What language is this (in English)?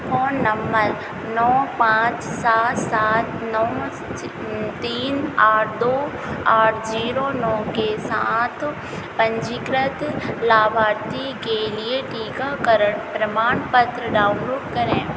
Hindi